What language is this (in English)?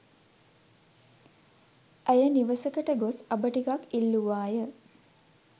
Sinhala